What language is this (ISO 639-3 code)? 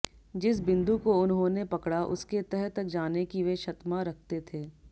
hin